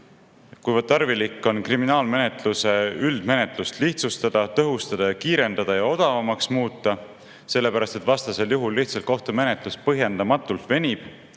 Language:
Estonian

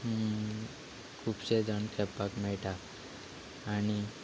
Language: Konkani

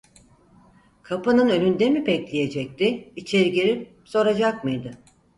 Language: Turkish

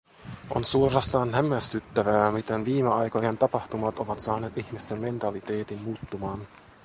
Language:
Finnish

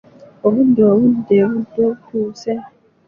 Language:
Ganda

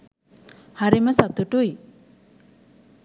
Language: Sinhala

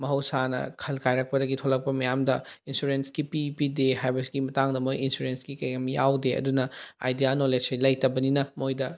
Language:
Manipuri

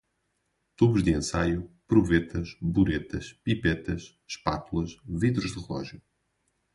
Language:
Portuguese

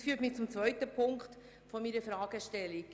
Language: Swiss German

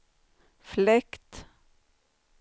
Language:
Swedish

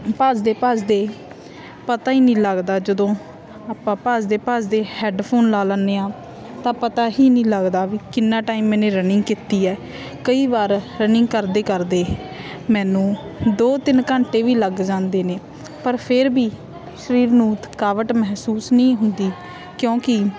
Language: Punjabi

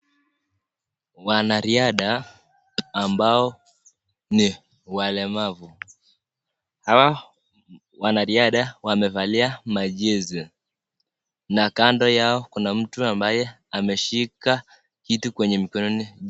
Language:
Swahili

